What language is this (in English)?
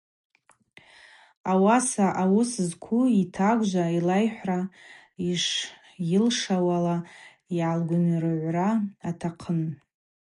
Abaza